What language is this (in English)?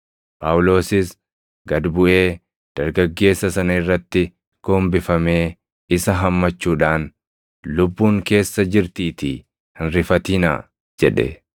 Oromo